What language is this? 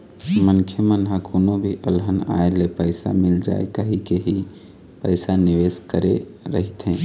Chhattisgarhi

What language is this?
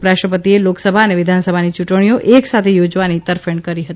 Gujarati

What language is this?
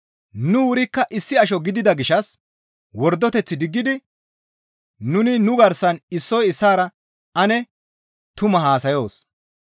Gamo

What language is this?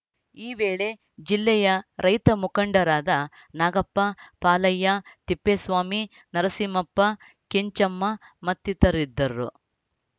Kannada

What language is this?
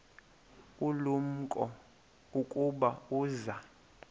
Xhosa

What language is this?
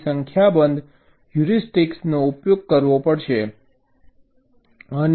Gujarati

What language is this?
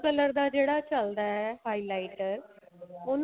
Punjabi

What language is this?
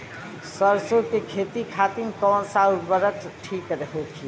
Bhojpuri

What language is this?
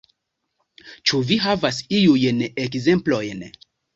Esperanto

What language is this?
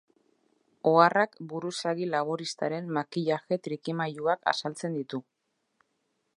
Basque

